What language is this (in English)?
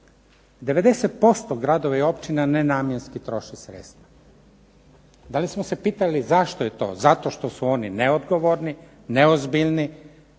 Croatian